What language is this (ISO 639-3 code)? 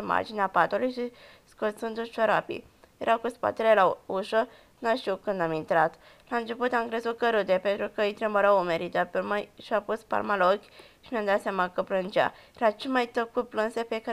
ron